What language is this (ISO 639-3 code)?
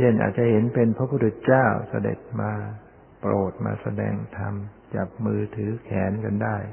tha